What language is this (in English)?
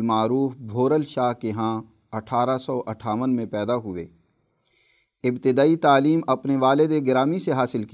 Urdu